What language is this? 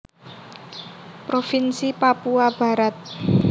Javanese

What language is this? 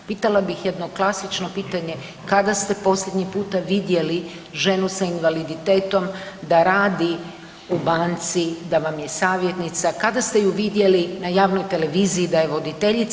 Croatian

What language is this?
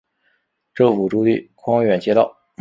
Chinese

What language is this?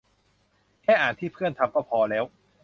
Thai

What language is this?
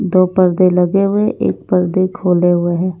Hindi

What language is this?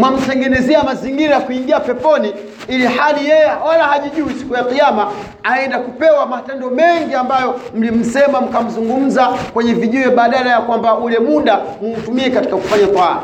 Swahili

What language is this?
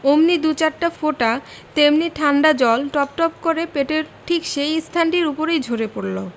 Bangla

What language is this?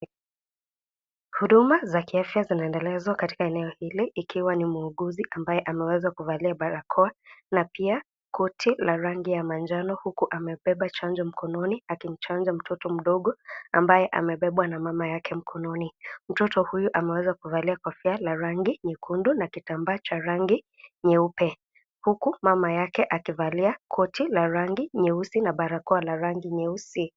Swahili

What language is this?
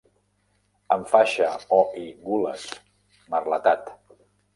Catalan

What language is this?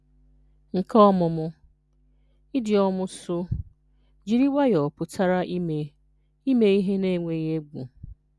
Igbo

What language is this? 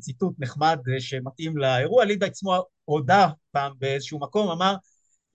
Hebrew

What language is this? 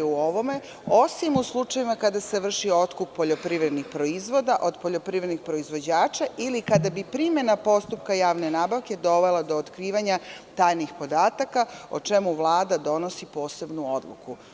Serbian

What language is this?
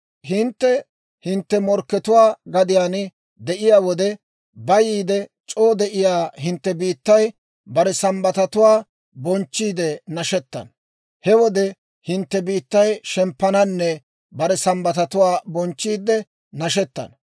Dawro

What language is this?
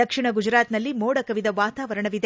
Kannada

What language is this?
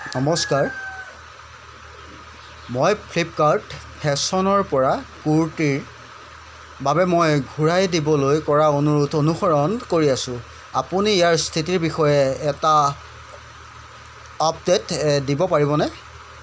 Assamese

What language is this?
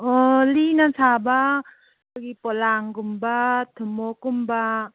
Manipuri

